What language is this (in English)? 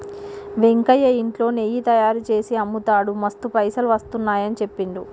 Telugu